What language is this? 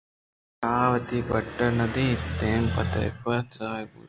Eastern Balochi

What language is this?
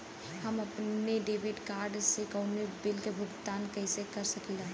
Bhojpuri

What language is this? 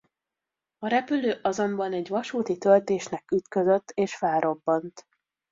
Hungarian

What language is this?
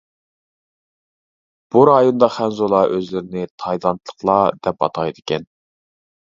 Uyghur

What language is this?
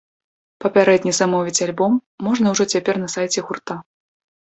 Belarusian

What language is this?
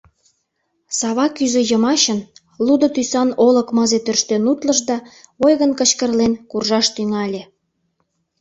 Mari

